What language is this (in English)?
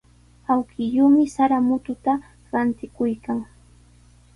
Sihuas Ancash Quechua